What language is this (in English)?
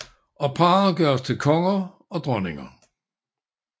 Danish